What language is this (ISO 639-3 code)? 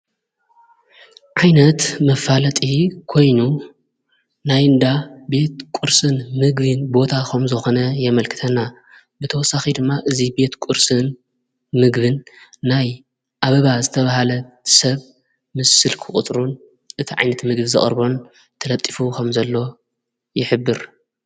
tir